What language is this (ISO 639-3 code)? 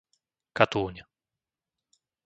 slk